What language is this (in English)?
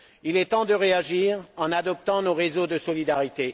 French